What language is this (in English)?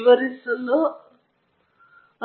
Kannada